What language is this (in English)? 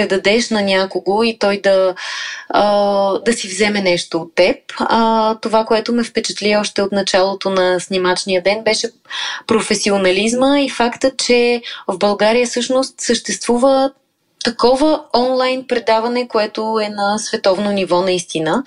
Bulgarian